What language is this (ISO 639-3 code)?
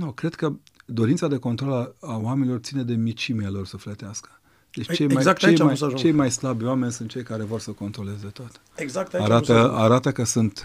ron